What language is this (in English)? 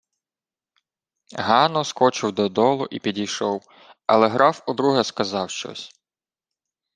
Ukrainian